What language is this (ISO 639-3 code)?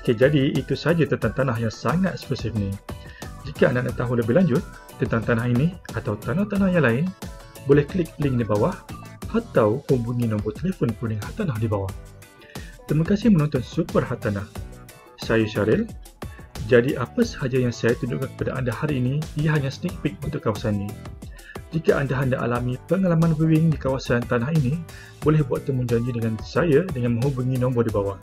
msa